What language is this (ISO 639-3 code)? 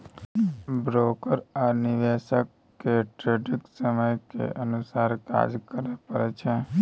mai